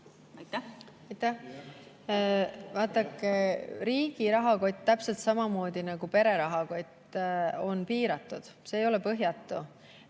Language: Estonian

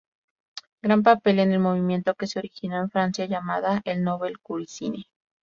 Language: Spanish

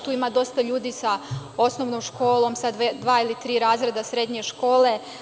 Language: Serbian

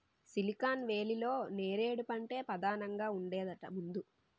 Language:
Telugu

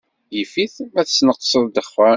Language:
Kabyle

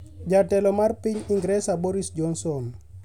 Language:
Luo (Kenya and Tanzania)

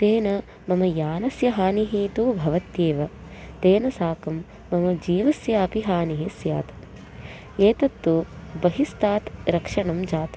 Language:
Sanskrit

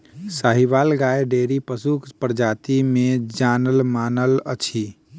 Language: Maithili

